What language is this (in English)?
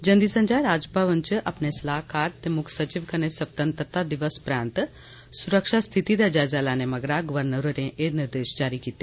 Dogri